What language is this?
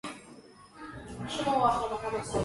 Georgian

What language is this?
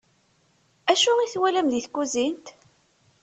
Kabyle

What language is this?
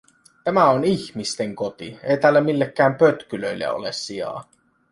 Finnish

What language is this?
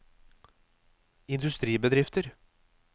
Norwegian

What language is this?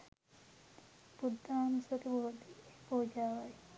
Sinhala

